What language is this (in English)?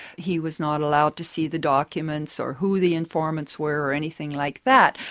English